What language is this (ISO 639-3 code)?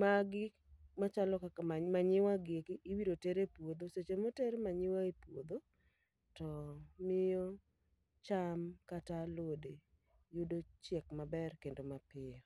luo